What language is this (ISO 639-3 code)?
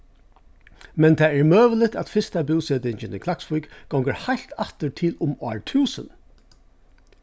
fao